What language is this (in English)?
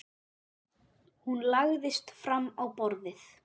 Icelandic